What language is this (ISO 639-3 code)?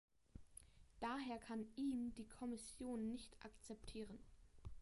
deu